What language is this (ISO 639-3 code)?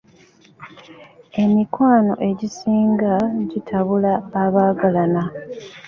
lug